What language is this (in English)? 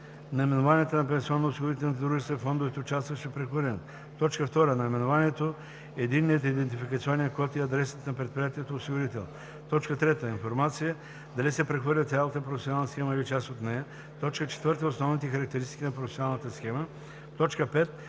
Bulgarian